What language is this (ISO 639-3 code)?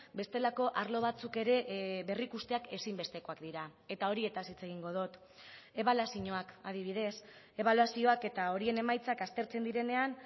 eus